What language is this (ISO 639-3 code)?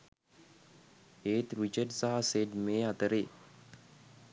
sin